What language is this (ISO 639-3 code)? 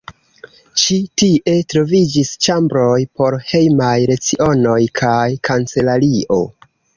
epo